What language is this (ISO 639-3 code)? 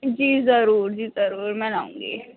urd